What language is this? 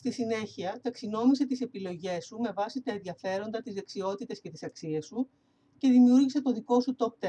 Greek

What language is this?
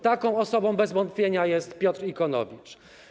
Polish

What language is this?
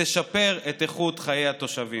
Hebrew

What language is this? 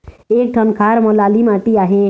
Chhattisgarhi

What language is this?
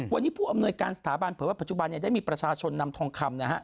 Thai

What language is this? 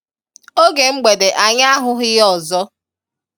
Igbo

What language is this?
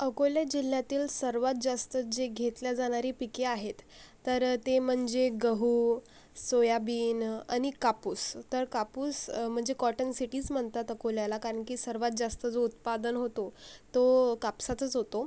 Marathi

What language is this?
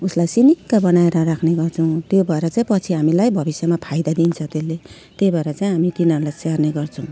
Nepali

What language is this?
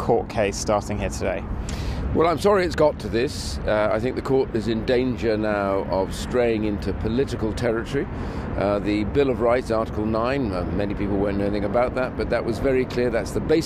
English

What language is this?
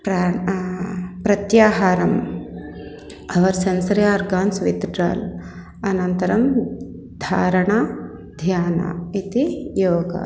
Sanskrit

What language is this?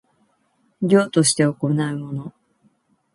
Japanese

